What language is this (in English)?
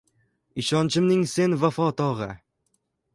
Uzbek